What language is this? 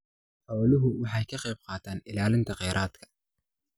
Somali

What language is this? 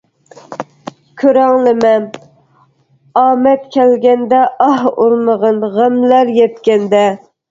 Uyghur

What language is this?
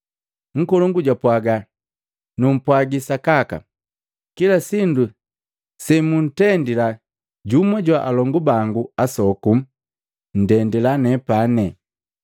Matengo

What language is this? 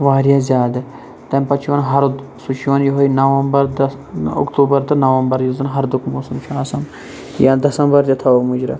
Kashmiri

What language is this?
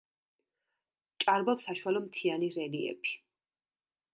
Georgian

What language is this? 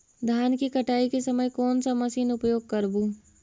Magahi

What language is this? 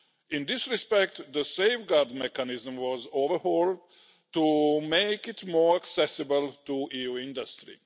English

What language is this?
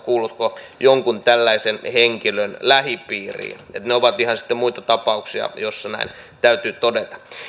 Finnish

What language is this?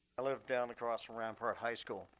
English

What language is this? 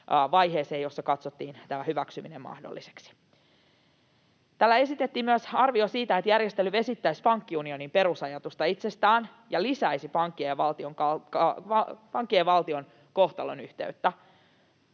Finnish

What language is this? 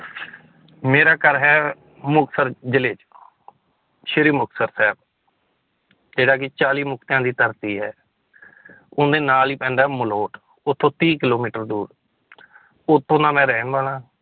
Punjabi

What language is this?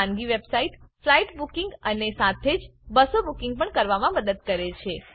Gujarati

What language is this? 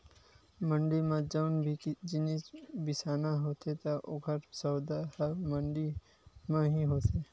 Chhattisgarhi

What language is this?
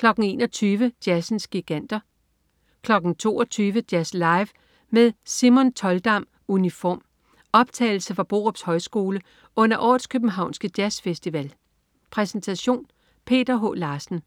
Danish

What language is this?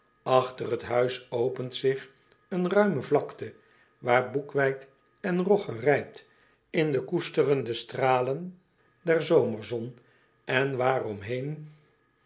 Dutch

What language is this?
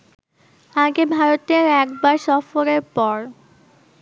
Bangla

